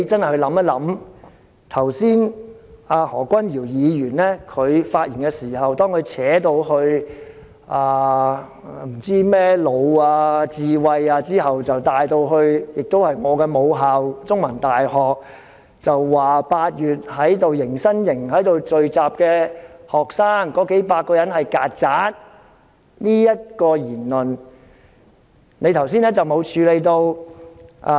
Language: Cantonese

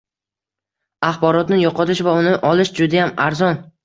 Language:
Uzbek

